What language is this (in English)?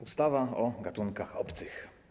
Polish